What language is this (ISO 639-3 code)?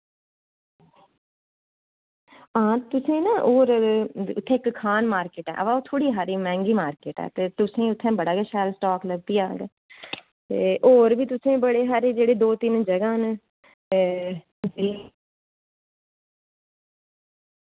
doi